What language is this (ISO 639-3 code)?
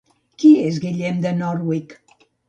cat